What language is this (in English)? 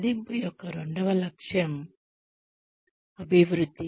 Telugu